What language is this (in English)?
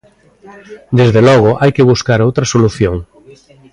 Galician